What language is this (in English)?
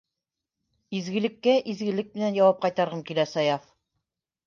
Bashkir